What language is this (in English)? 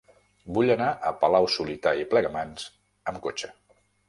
Catalan